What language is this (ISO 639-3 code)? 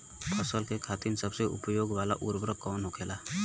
bho